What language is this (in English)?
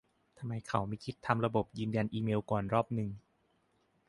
Thai